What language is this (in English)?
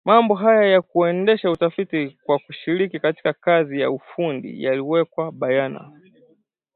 Swahili